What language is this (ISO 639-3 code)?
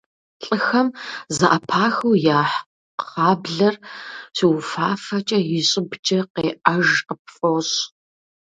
kbd